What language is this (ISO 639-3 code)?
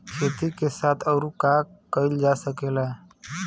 bho